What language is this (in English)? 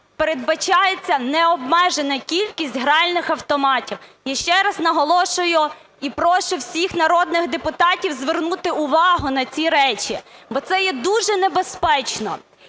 Ukrainian